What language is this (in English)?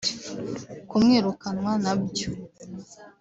Kinyarwanda